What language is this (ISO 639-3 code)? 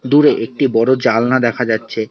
ben